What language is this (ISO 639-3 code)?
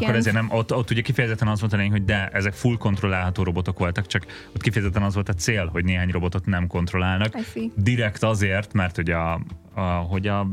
hun